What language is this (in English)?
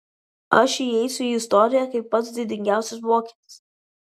Lithuanian